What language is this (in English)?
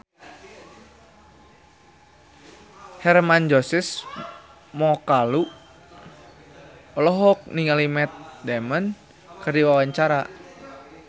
Sundanese